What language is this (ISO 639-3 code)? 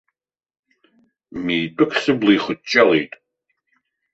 abk